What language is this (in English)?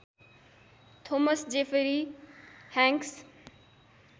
Nepali